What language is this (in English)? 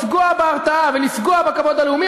Hebrew